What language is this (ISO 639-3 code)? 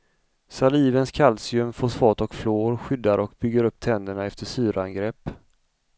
swe